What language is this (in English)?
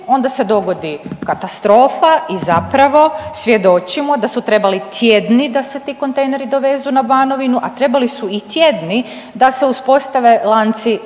Croatian